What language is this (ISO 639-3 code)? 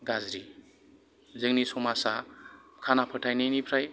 brx